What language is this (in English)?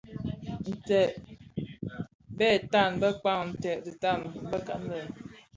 Bafia